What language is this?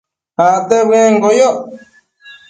Matsés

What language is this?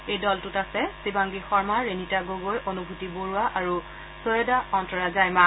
Assamese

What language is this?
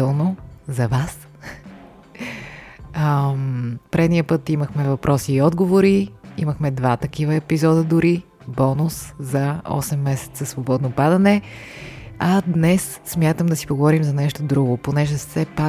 Bulgarian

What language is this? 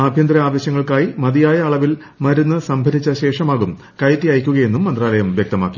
Malayalam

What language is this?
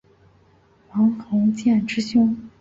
Chinese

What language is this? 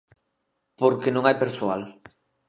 Galician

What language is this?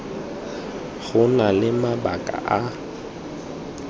Tswana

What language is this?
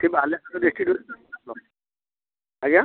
Odia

